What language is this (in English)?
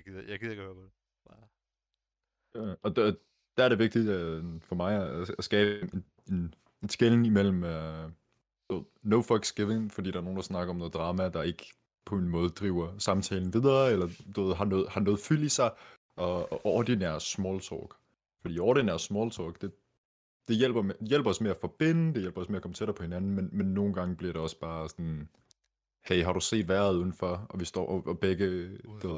Danish